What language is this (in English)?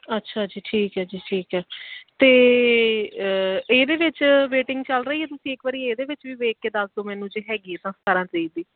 Punjabi